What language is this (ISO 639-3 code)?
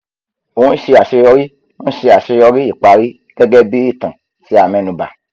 yor